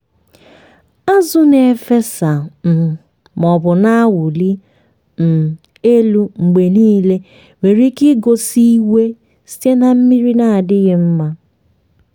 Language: Igbo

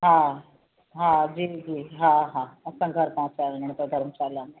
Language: Sindhi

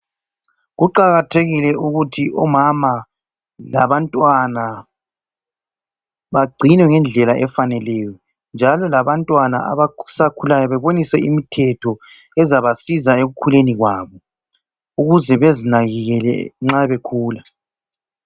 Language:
North Ndebele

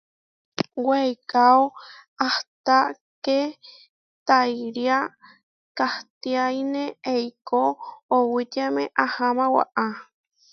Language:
Huarijio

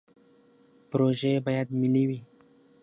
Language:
Pashto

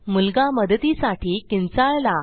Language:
Marathi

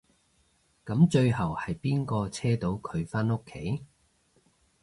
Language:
Cantonese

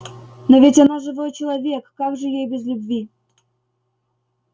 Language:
Russian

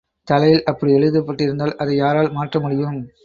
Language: Tamil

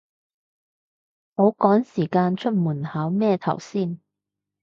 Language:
Cantonese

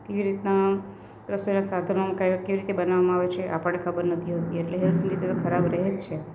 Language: Gujarati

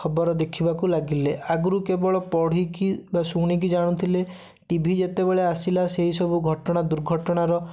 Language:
Odia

